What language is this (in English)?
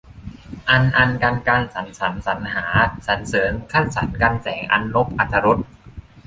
Thai